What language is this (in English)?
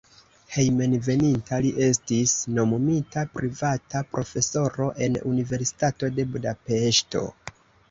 Esperanto